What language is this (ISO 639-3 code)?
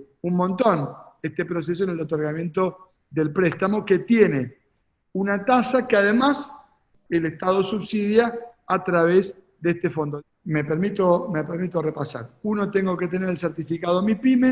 spa